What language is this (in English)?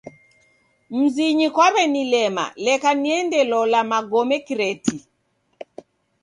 Taita